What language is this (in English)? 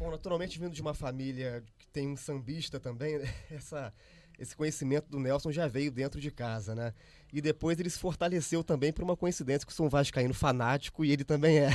Portuguese